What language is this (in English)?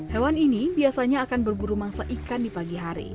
Indonesian